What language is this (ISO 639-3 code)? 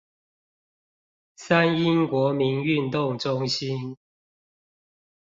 zho